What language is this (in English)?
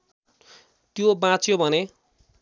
Nepali